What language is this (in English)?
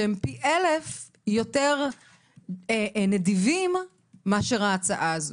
Hebrew